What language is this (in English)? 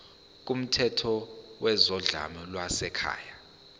Zulu